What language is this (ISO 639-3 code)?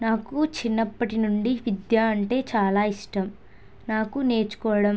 tel